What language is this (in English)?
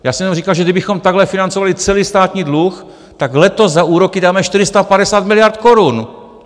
Czech